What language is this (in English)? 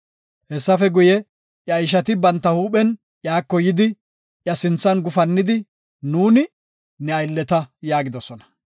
Gofa